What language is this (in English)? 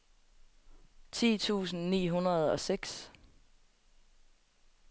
Danish